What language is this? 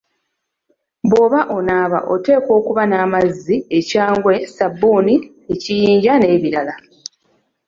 Ganda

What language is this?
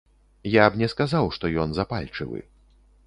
Belarusian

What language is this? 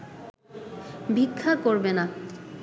Bangla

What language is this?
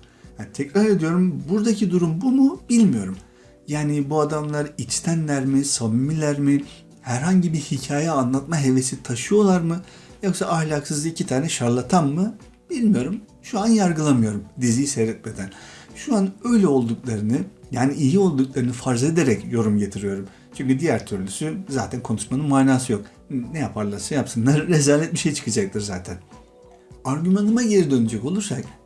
Turkish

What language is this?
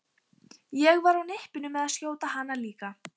Icelandic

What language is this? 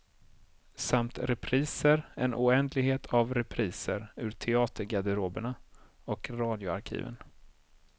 Swedish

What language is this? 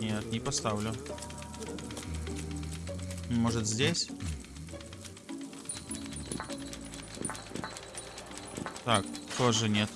Russian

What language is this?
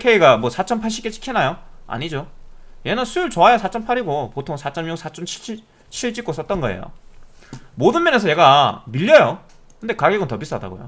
Korean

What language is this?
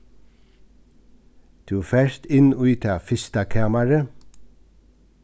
Faroese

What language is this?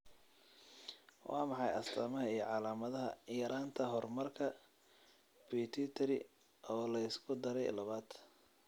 Somali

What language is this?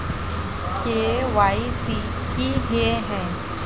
Magahi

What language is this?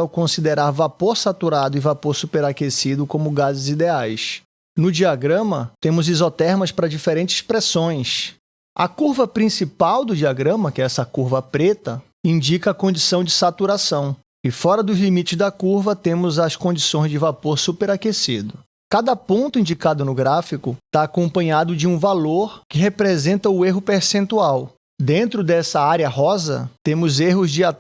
Portuguese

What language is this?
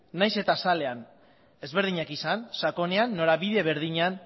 Basque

